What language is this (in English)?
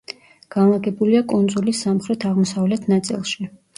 Georgian